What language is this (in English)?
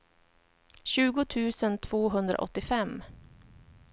Swedish